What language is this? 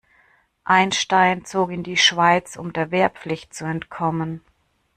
German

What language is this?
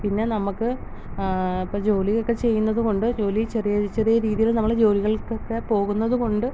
Malayalam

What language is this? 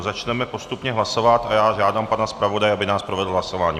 Czech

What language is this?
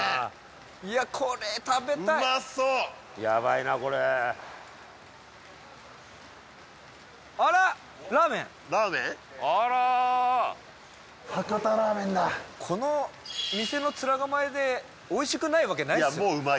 Japanese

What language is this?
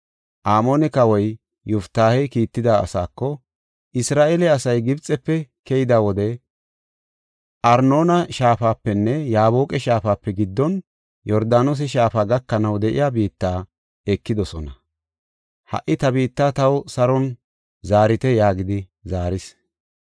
Gofa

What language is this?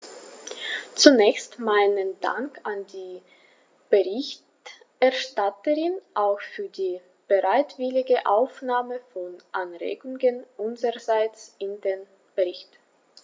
German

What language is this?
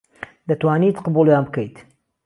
Central Kurdish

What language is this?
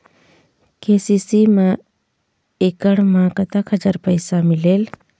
Chhattisgarhi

